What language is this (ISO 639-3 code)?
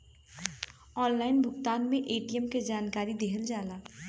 bho